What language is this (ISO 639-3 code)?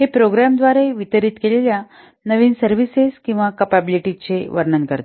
mar